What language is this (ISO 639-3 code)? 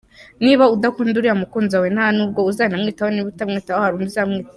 kin